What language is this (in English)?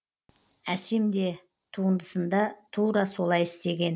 Kazakh